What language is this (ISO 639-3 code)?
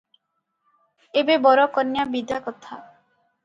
ori